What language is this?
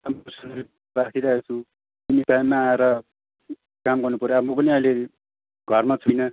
Nepali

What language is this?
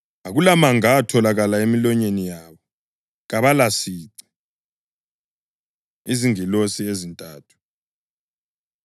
North Ndebele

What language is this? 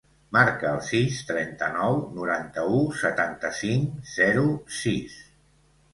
Catalan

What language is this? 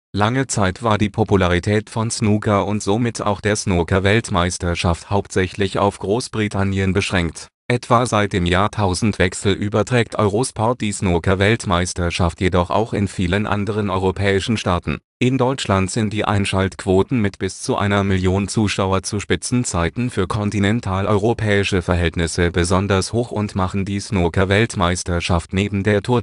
German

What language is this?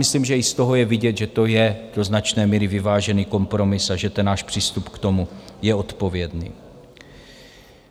Czech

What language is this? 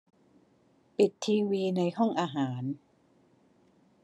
Thai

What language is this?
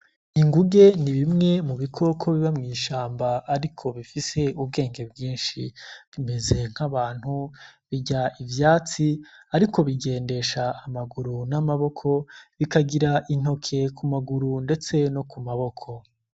Rundi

